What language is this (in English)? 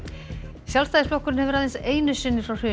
Icelandic